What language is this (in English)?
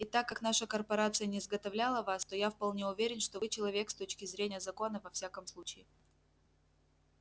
Russian